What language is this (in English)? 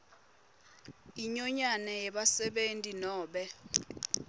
Swati